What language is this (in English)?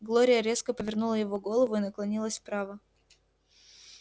Russian